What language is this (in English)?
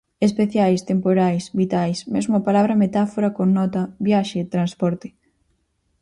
Galician